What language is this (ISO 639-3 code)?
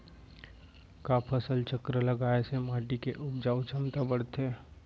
hne